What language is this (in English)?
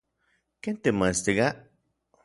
Orizaba Nahuatl